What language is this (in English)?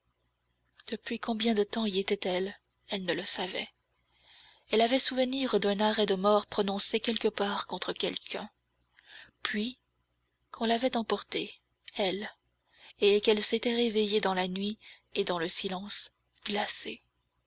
French